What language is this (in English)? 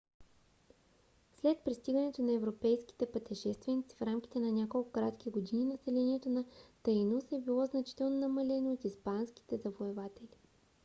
Bulgarian